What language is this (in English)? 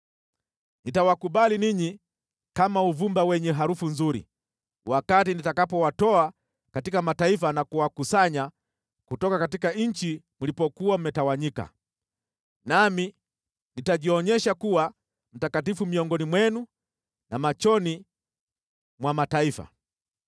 Swahili